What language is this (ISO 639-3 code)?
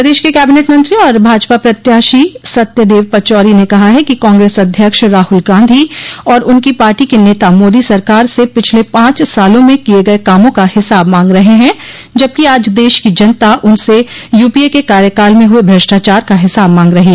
hin